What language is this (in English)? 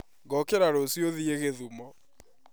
Kikuyu